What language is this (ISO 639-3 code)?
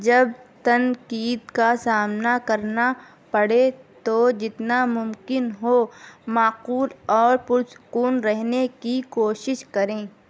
urd